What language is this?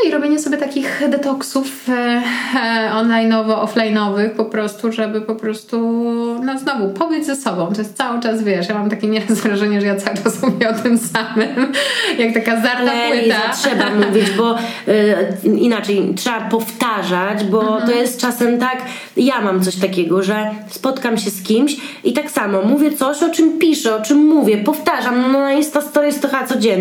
Polish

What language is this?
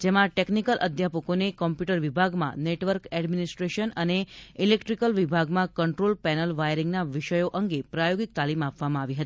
Gujarati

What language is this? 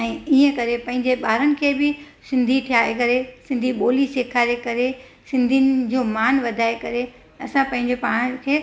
Sindhi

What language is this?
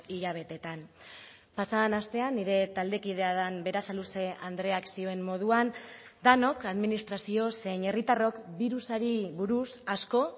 Basque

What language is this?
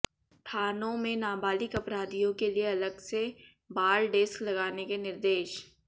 Hindi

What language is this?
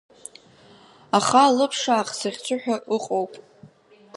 Abkhazian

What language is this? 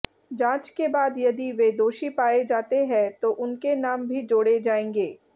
Hindi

